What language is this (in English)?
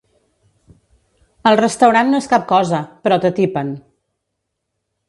Catalan